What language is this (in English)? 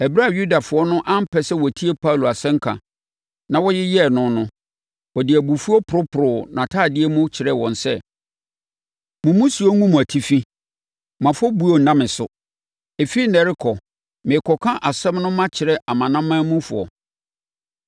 Akan